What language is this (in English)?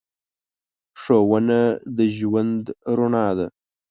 Pashto